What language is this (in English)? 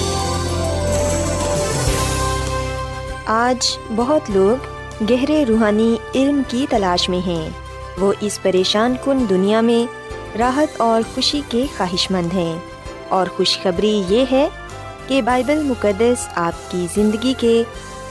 Urdu